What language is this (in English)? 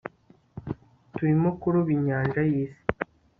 Kinyarwanda